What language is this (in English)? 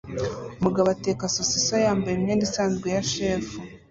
Kinyarwanda